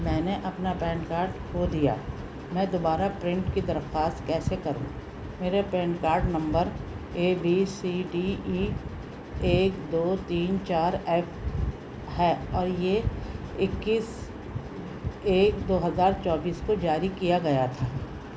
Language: Urdu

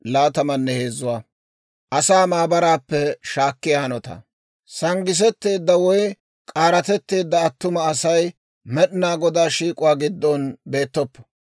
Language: Dawro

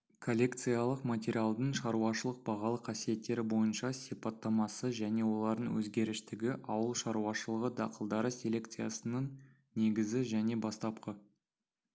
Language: Kazakh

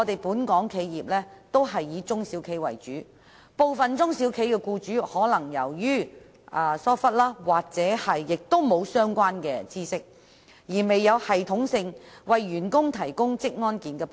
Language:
Cantonese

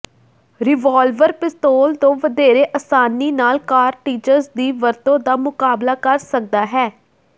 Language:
Punjabi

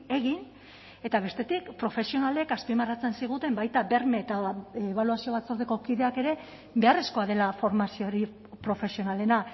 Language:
Basque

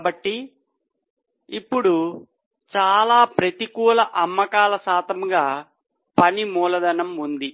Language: Telugu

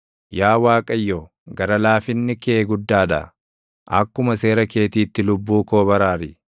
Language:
Oromo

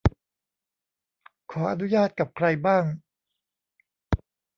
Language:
Thai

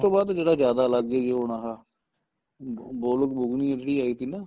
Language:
Punjabi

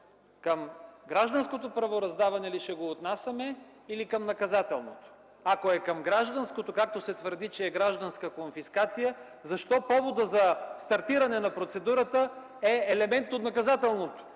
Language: Bulgarian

